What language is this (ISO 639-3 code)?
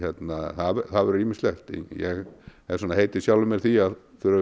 isl